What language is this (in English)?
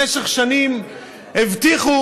Hebrew